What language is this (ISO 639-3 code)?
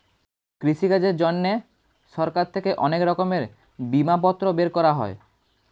ben